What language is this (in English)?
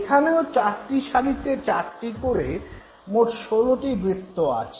Bangla